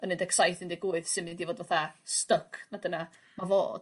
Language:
Welsh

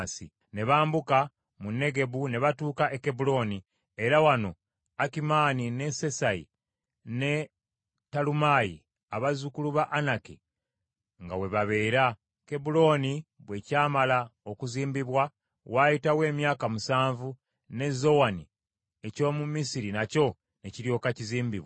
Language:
Ganda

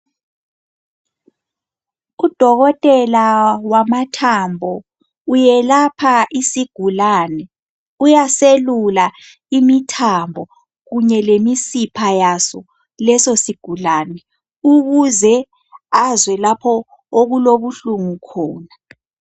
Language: North Ndebele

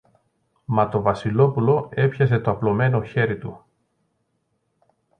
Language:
Greek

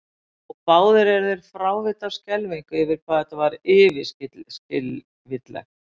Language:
Icelandic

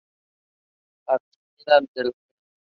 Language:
Spanish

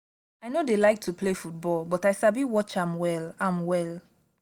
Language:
Nigerian Pidgin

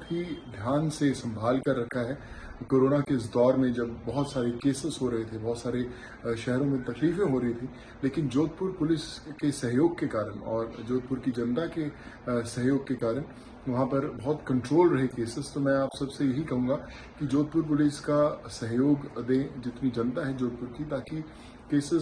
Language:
Hindi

